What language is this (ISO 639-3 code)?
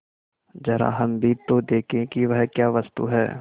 hin